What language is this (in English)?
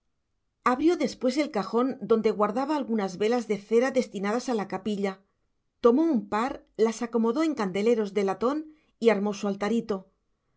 Spanish